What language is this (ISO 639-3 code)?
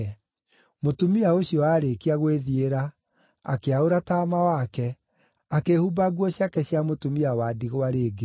kik